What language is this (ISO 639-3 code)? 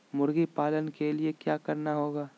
mag